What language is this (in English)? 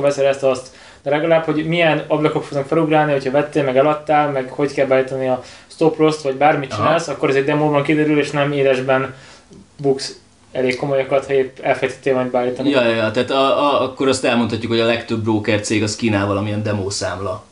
Hungarian